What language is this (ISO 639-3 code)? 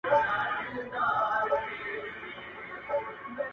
pus